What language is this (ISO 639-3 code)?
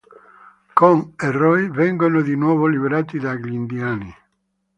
ita